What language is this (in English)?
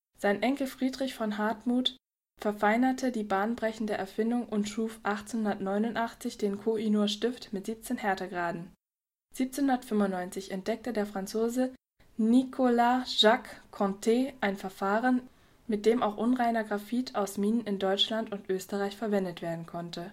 German